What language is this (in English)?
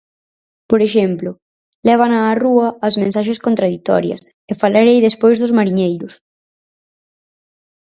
Galician